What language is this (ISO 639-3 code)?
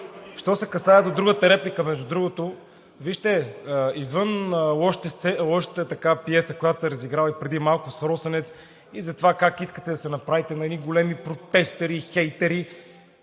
bul